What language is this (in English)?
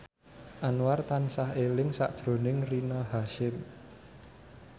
Javanese